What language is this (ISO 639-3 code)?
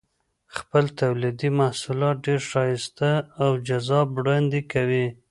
pus